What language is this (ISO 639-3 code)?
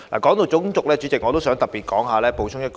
yue